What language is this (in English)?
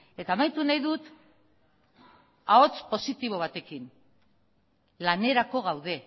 Basque